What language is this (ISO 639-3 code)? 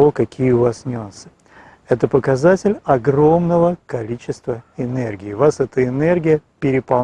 rus